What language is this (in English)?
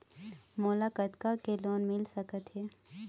Chhattisgarhi